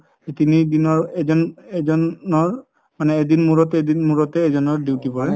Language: Assamese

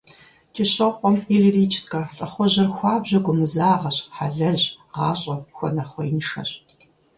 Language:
Kabardian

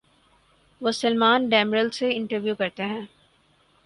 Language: Urdu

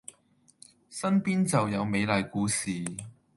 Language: Cantonese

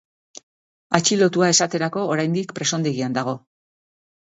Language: Basque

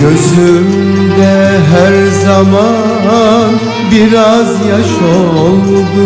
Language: Arabic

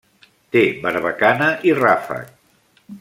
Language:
Catalan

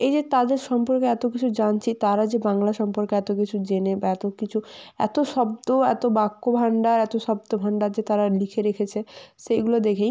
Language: Bangla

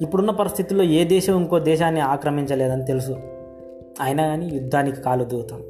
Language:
Telugu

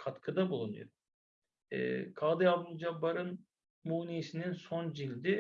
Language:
Turkish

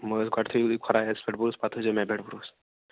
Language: Kashmiri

